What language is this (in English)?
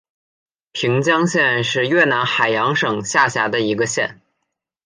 Chinese